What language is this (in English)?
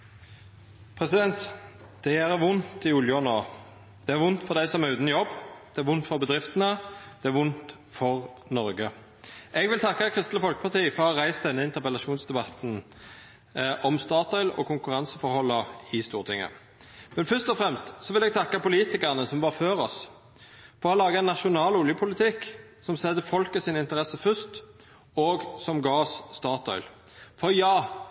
Norwegian Nynorsk